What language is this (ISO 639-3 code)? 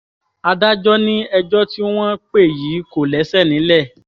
yor